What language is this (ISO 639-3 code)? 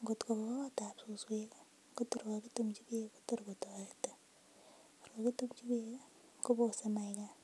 kln